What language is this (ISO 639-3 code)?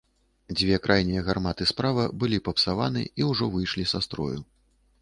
bel